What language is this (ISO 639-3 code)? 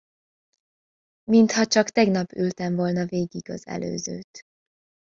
hun